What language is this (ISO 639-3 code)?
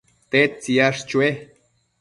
mcf